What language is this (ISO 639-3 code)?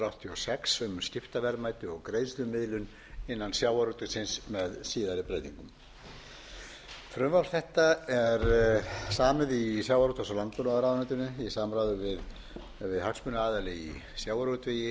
isl